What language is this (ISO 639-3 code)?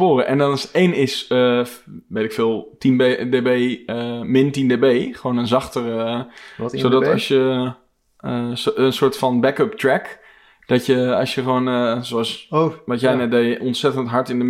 nld